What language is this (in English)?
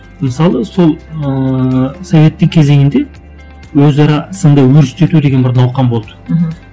Kazakh